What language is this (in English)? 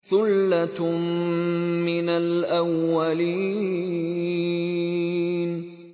Arabic